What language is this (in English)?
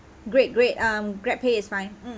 English